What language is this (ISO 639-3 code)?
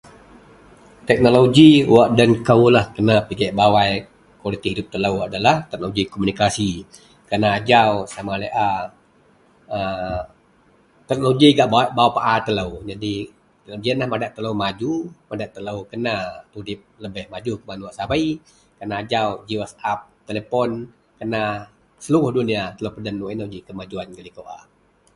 mel